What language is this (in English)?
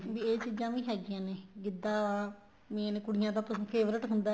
Punjabi